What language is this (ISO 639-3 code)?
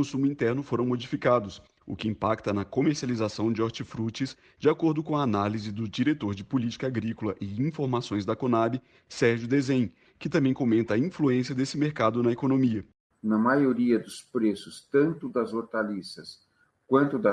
por